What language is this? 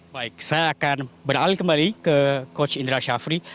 Indonesian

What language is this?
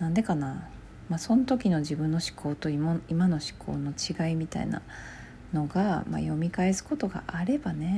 Japanese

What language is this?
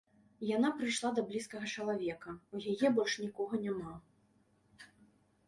Belarusian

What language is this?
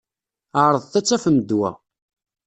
Kabyle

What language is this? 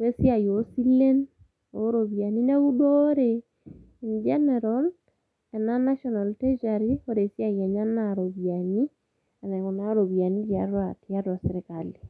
Masai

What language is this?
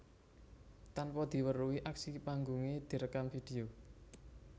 Javanese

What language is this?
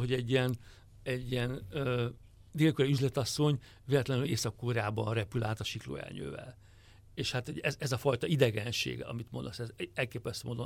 Hungarian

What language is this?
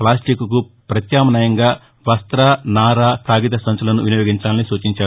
Telugu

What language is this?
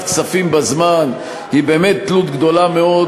Hebrew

